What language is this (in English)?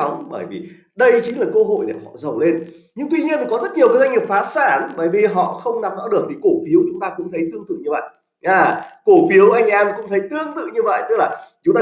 Vietnamese